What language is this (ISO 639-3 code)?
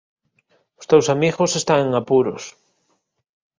glg